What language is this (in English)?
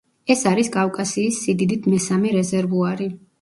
Georgian